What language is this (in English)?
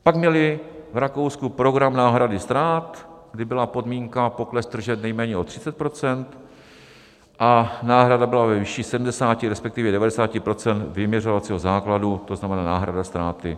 Czech